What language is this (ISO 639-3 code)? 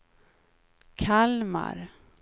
swe